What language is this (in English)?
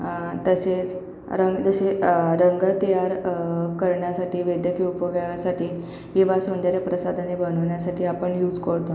Marathi